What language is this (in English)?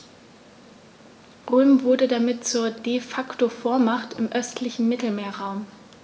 German